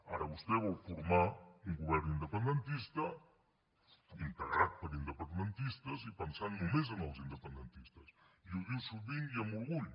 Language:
Catalan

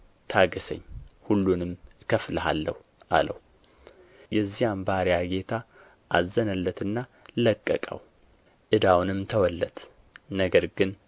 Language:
Amharic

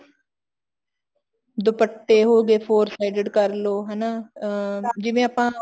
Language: Punjabi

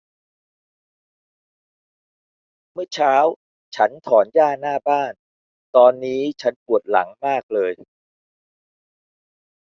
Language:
Thai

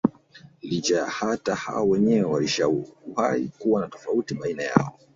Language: Swahili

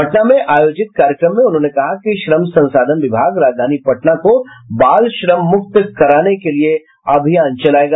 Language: Hindi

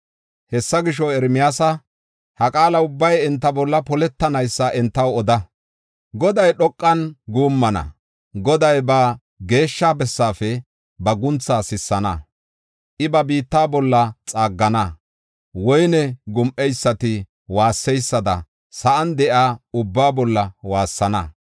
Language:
Gofa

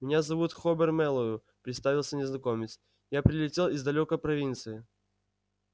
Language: Russian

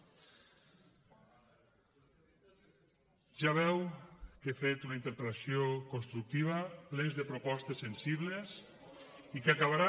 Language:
Catalan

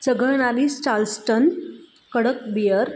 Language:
Marathi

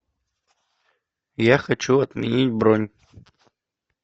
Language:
Russian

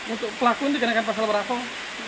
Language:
Indonesian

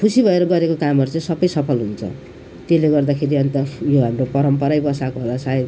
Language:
Nepali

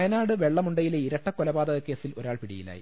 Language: Malayalam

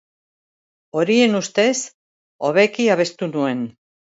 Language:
Basque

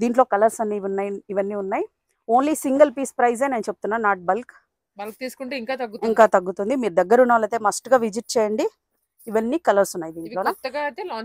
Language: Telugu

